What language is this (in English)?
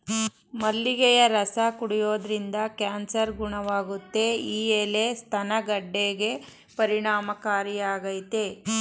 Kannada